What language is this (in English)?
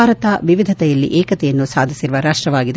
Kannada